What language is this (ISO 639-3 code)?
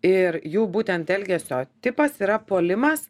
lit